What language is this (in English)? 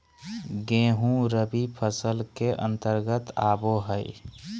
Magahi